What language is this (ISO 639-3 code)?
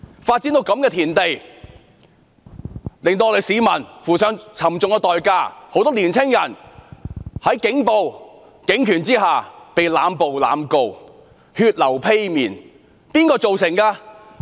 yue